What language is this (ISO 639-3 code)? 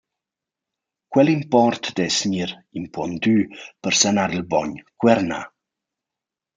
roh